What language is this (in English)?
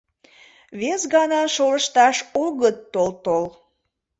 Mari